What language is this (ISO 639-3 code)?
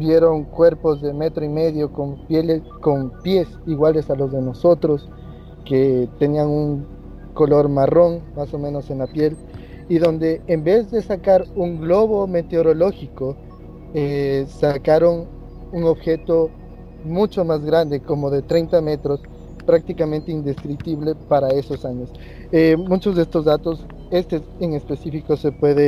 spa